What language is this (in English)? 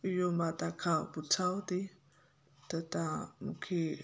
Sindhi